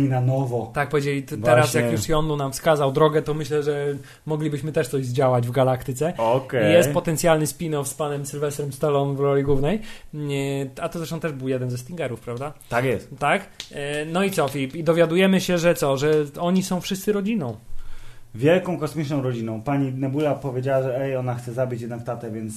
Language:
Polish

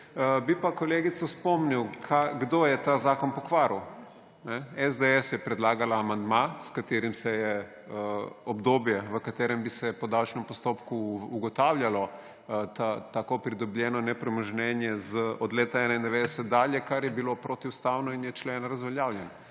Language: Slovenian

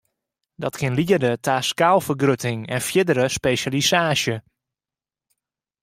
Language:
Western Frisian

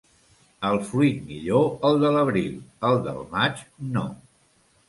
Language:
Catalan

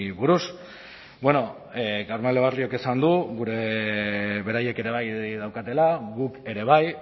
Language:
Basque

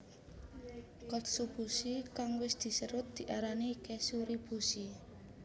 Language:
Javanese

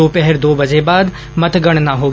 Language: Hindi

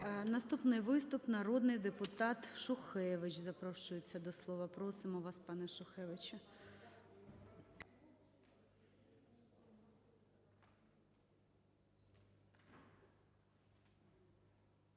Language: Ukrainian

